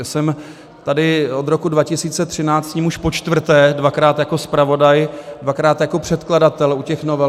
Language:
Czech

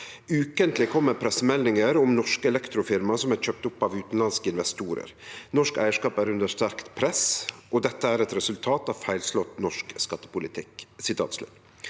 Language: Norwegian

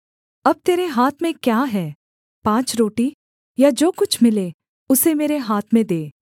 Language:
Hindi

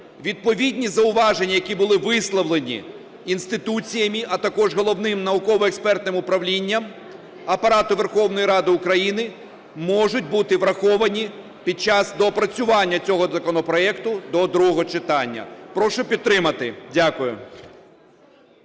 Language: Ukrainian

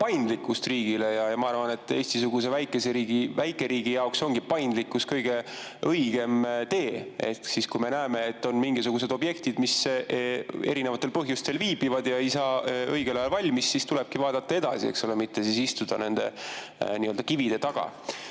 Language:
Estonian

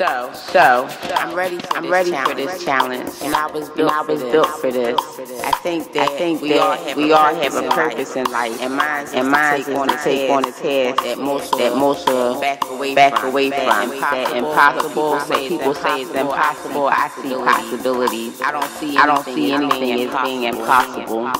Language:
English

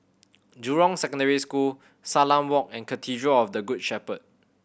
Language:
English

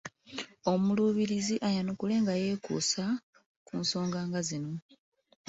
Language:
Ganda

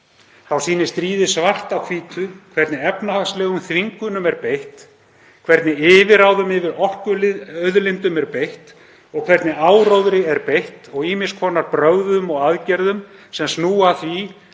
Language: Icelandic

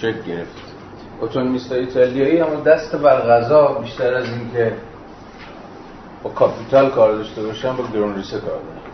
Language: Persian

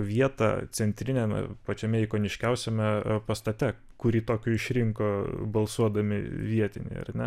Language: Lithuanian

